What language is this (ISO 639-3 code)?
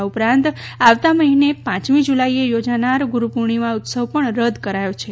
guj